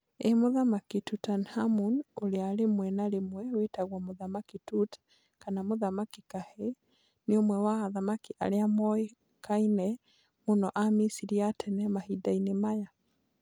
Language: Kikuyu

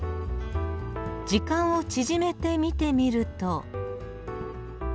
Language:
Japanese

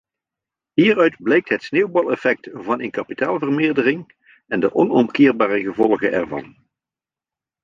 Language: Dutch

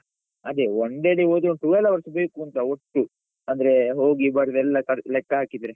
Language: Kannada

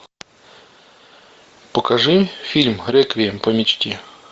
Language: Russian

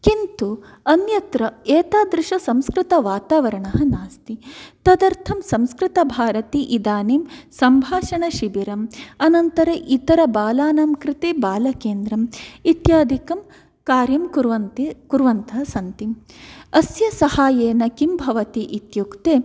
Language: Sanskrit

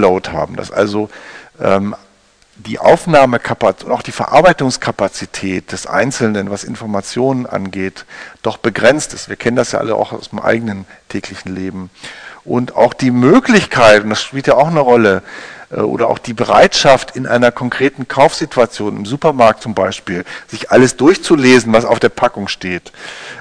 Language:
German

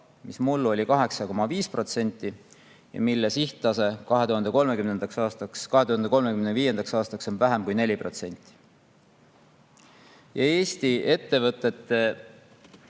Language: Estonian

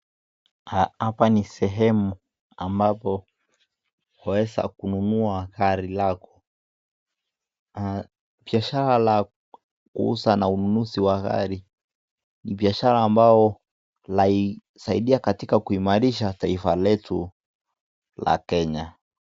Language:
Swahili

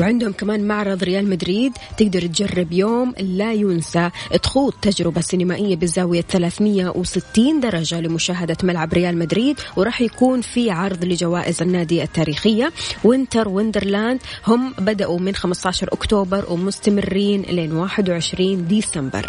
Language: Arabic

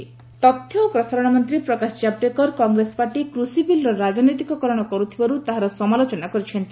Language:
Odia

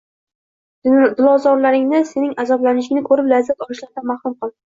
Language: Uzbek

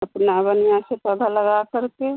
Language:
Hindi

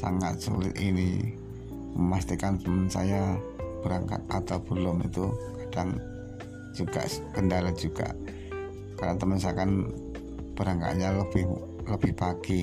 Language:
Indonesian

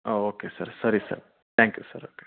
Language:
Kannada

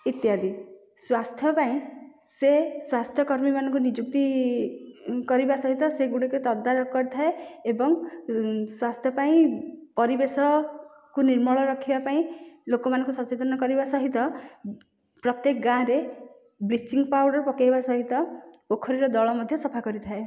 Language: Odia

